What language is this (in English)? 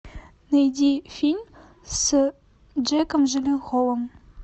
Russian